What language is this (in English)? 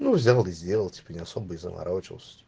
Russian